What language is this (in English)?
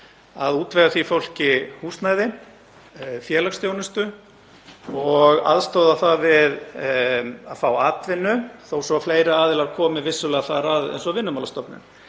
Icelandic